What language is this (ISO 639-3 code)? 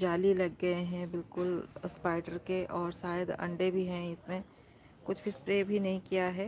hin